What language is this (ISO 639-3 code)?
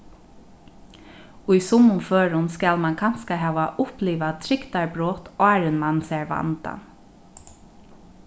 fao